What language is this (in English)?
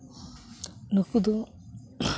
Santali